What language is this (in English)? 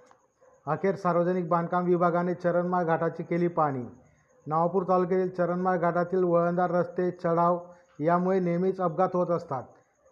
Marathi